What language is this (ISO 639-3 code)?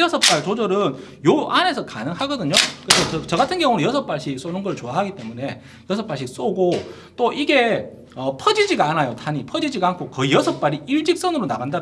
kor